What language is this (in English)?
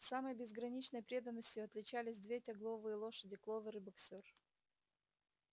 Russian